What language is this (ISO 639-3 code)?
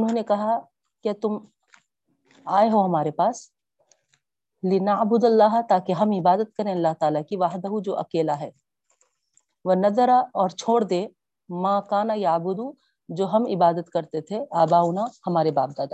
urd